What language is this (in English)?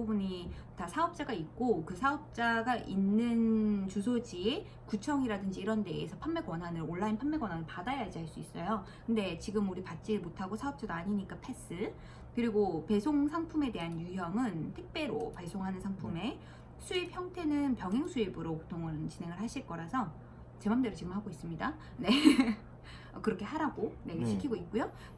Korean